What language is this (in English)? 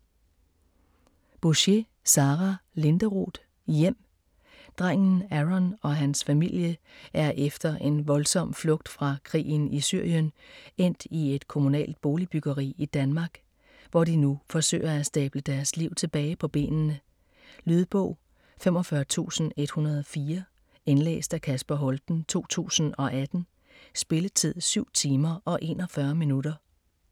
Danish